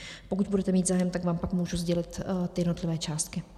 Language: Czech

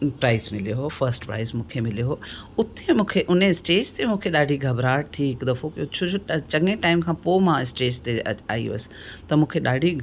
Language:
Sindhi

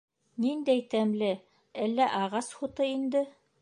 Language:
Bashkir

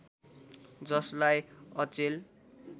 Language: Nepali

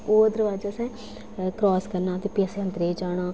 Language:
Dogri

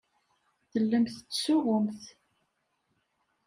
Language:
Kabyle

